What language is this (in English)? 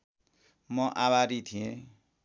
Nepali